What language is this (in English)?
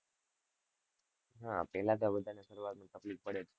Gujarati